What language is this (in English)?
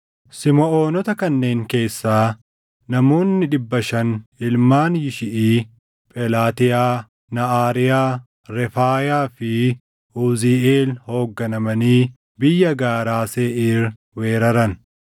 Oromo